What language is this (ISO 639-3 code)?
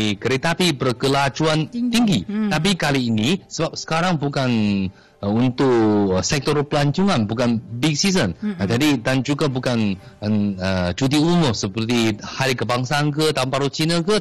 msa